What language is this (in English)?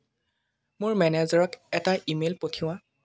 Assamese